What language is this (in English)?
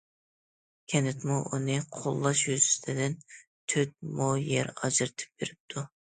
Uyghur